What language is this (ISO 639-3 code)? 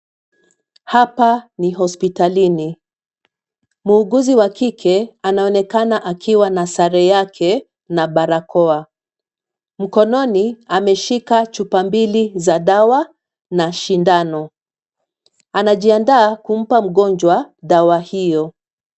swa